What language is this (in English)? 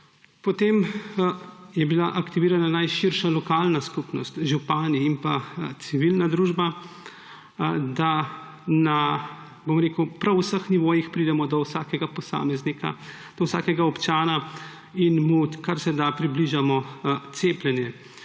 Slovenian